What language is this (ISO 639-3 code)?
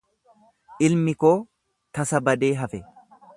orm